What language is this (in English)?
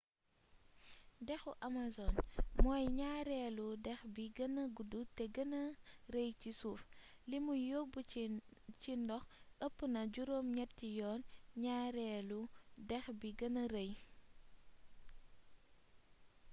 Wolof